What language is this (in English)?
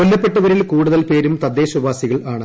Malayalam